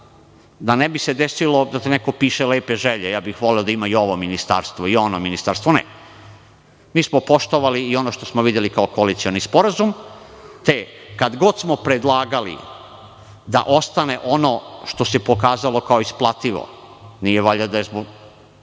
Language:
Serbian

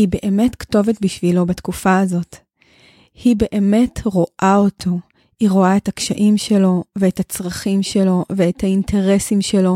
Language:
Hebrew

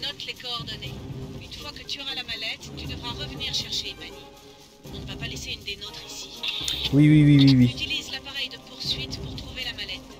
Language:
French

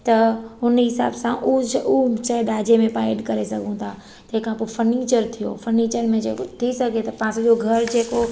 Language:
Sindhi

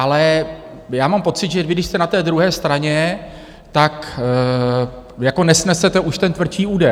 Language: Czech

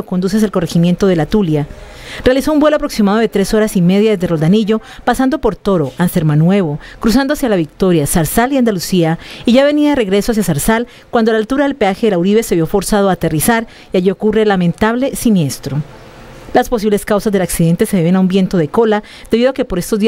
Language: Spanish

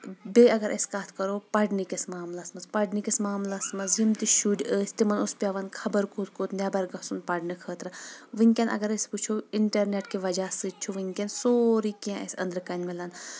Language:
Kashmiri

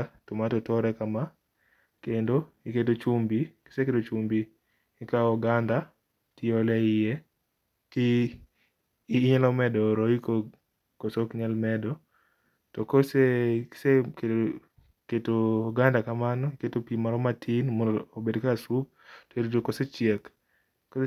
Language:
Luo (Kenya and Tanzania)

